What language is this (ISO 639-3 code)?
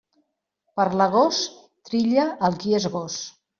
cat